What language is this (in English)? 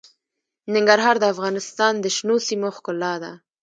Pashto